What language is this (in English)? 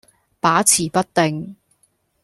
Cantonese